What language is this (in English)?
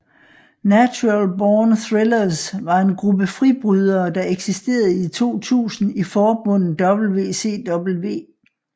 Danish